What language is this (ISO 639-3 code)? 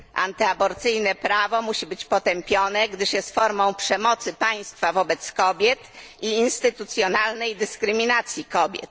pol